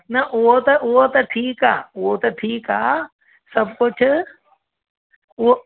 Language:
Sindhi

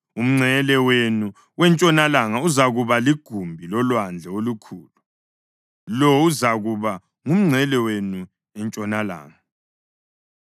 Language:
North Ndebele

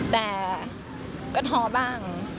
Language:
Thai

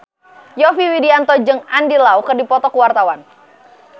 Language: Sundanese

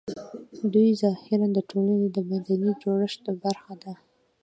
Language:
Pashto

